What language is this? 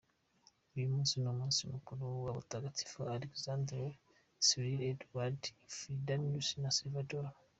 Kinyarwanda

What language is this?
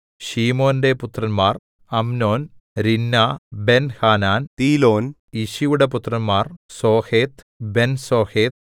Malayalam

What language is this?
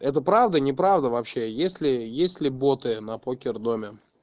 Russian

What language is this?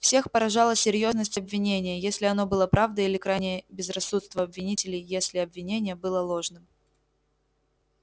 Russian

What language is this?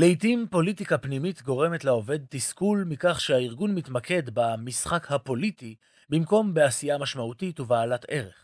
Hebrew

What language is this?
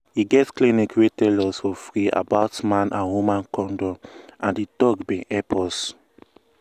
Nigerian Pidgin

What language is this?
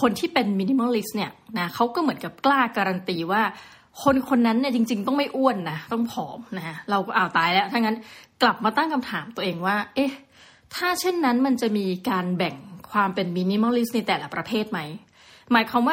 Thai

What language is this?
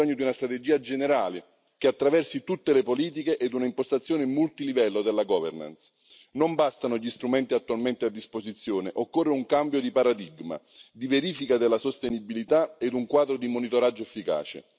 Italian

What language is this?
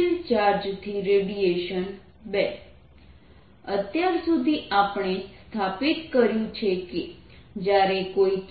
Gujarati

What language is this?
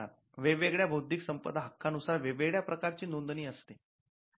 Marathi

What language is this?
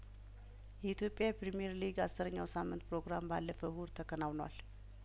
Amharic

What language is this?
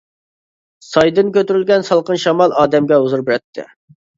Uyghur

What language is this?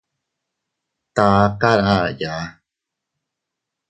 Teutila Cuicatec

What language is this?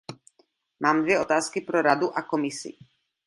Czech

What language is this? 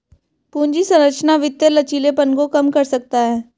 Hindi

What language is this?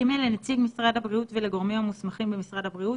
Hebrew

